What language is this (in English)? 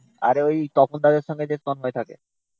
Bangla